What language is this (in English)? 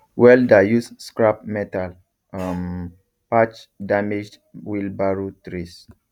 Nigerian Pidgin